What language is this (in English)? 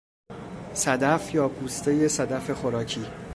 Persian